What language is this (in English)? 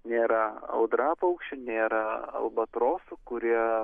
Lithuanian